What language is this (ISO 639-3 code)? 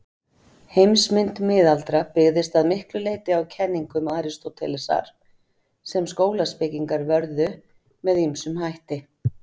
isl